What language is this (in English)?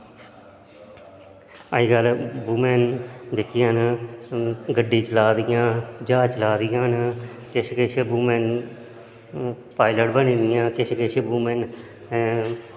Dogri